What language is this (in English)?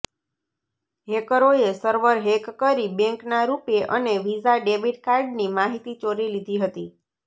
Gujarati